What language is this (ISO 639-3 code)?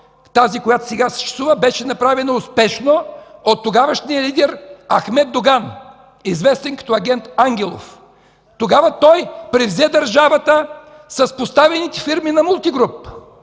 bul